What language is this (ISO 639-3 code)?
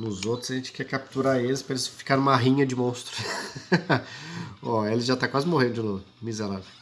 por